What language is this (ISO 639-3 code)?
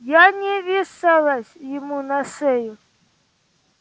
rus